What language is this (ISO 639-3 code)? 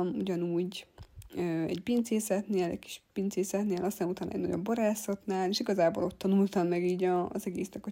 hun